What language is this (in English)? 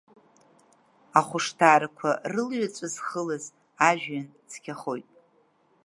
Abkhazian